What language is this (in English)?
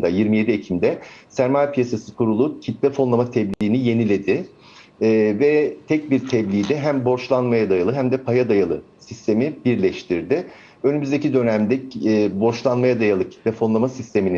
Turkish